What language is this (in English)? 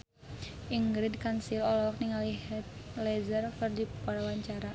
Sundanese